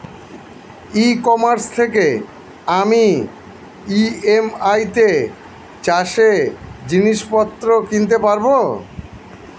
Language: Bangla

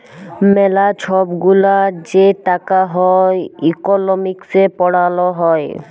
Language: Bangla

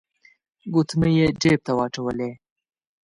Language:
Pashto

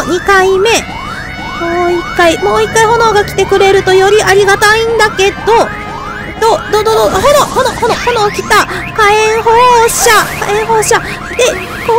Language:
Japanese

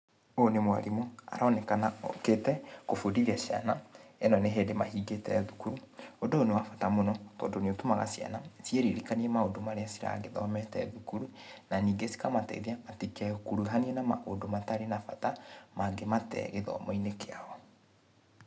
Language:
Kikuyu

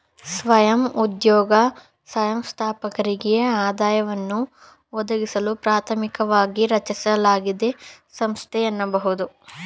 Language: Kannada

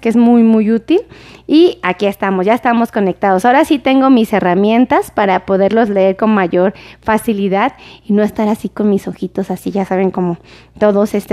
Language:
Spanish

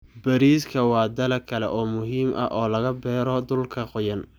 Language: Somali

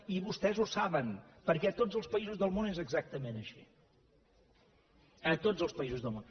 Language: Catalan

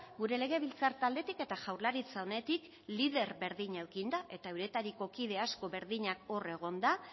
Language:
Basque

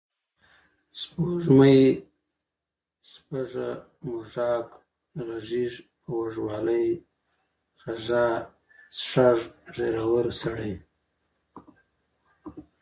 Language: Pashto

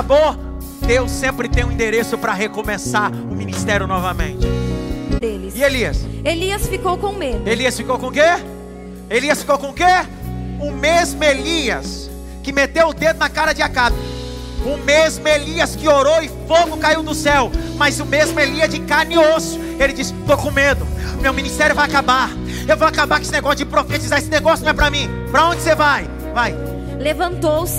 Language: Portuguese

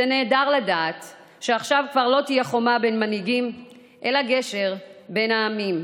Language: Hebrew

